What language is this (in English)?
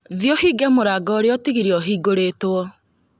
Kikuyu